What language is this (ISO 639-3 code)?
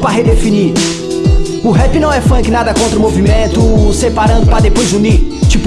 por